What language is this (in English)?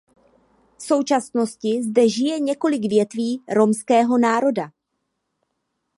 Czech